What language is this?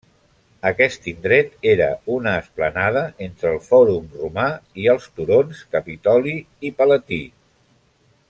Catalan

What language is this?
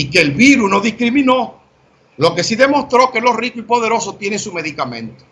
Spanish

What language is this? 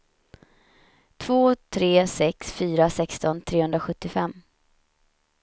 Swedish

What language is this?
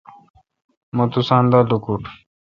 Kalkoti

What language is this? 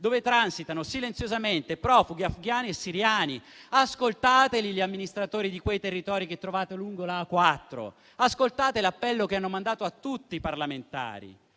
Italian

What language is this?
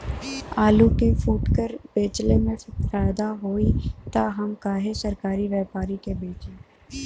Bhojpuri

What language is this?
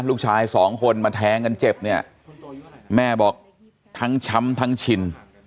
Thai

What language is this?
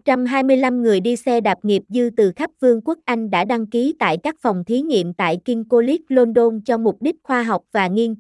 Vietnamese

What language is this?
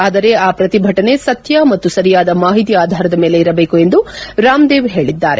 Kannada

